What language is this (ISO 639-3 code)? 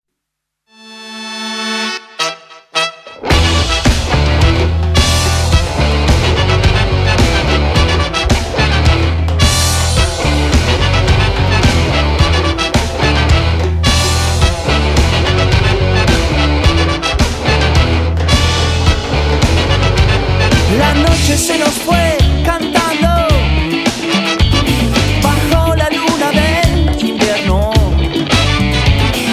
spa